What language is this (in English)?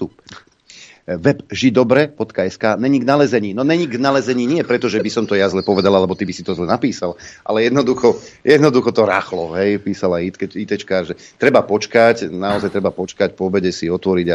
Slovak